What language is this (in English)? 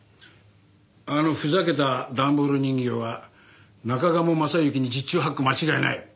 Japanese